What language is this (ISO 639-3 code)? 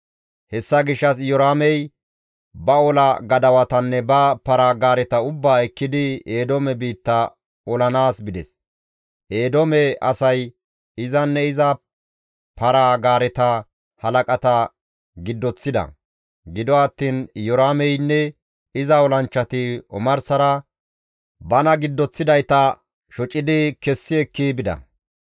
gmv